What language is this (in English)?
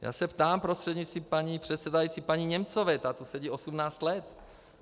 Czech